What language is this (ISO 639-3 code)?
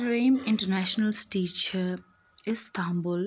kas